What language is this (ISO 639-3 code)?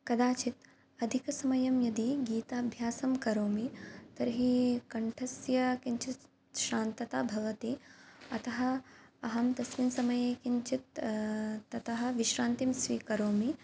san